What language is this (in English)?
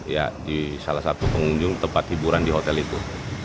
Indonesian